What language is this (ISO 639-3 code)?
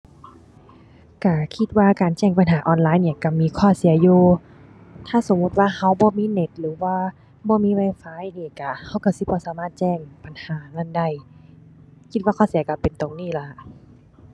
tha